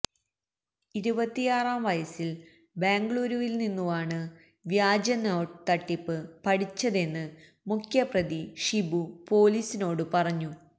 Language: Malayalam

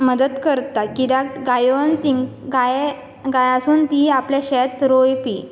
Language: Konkani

